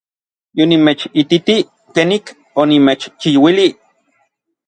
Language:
Orizaba Nahuatl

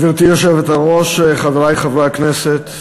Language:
Hebrew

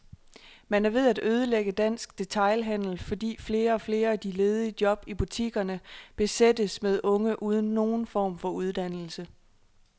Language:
Danish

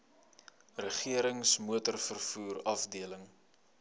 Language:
Afrikaans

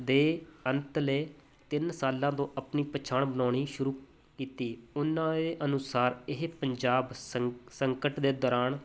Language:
Punjabi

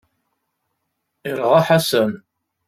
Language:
Kabyle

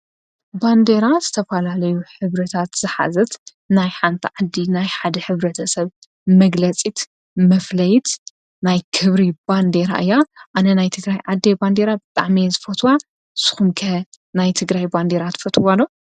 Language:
Tigrinya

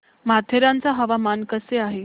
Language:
Marathi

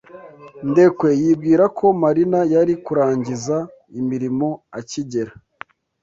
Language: Kinyarwanda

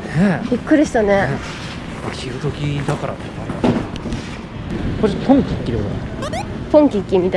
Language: Japanese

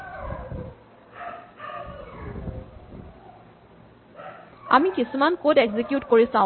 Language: Assamese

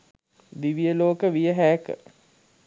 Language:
Sinhala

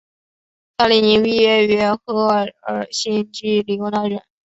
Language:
Chinese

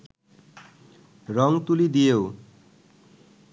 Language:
Bangla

